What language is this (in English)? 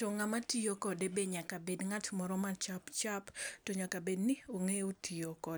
Luo (Kenya and Tanzania)